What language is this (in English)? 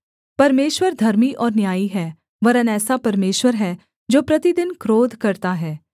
Hindi